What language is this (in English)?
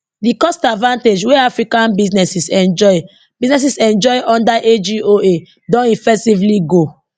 Nigerian Pidgin